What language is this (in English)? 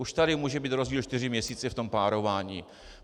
Czech